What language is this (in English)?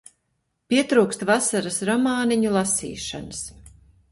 Latvian